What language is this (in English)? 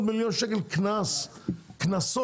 Hebrew